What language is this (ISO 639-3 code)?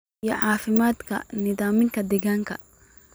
som